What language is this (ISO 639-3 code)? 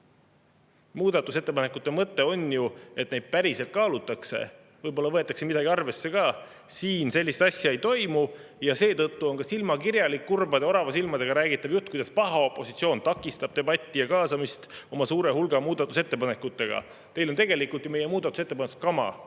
est